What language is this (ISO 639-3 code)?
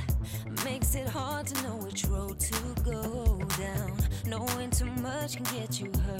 kor